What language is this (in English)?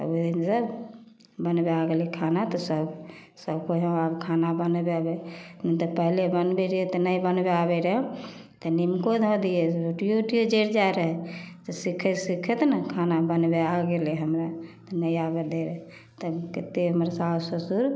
Maithili